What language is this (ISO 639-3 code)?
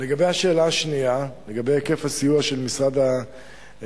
heb